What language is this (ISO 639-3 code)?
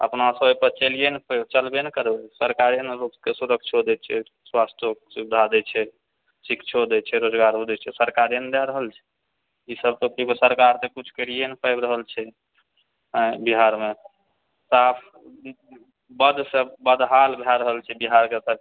mai